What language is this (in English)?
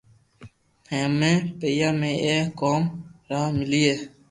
Loarki